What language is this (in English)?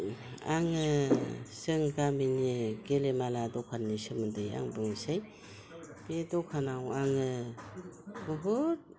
Bodo